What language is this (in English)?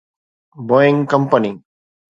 Sindhi